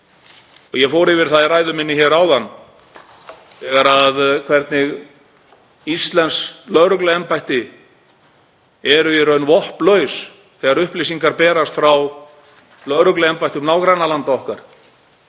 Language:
Icelandic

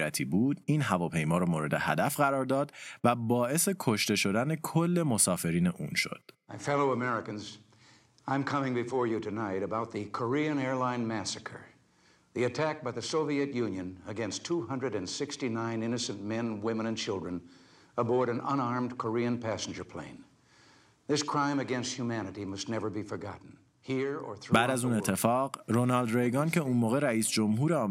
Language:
Persian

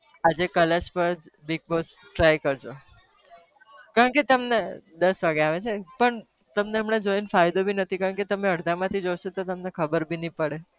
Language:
Gujarati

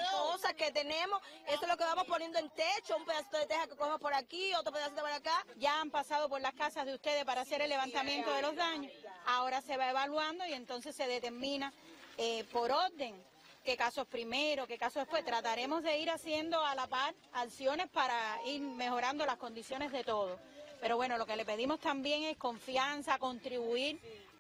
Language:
Spanish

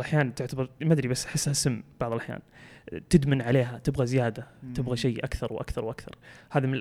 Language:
Arabic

